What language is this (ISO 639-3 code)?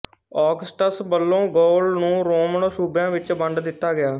pan